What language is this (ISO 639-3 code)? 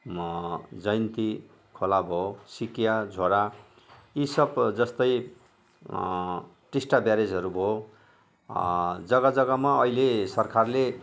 nep